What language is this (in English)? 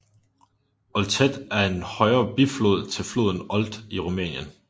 Danish